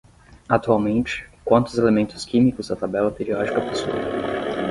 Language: Portuguese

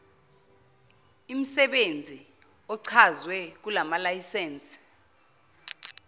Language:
Zulu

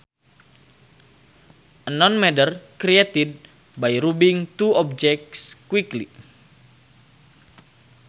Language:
Sundanese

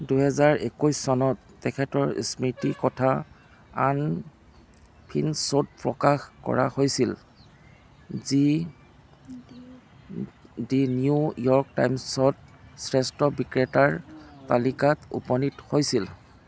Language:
Assamese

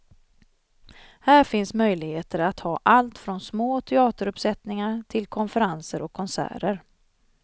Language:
Swedish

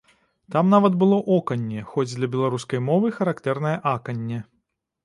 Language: Belarusian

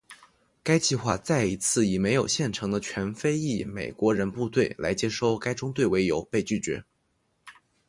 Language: Chinese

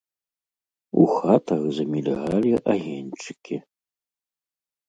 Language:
Belarusian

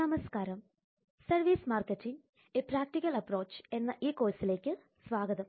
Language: Malayalam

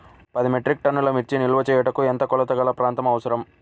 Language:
Telugu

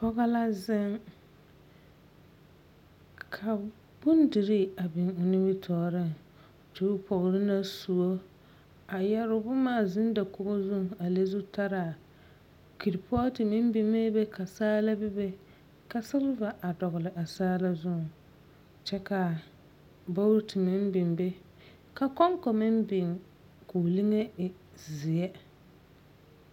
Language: Southern Dagaare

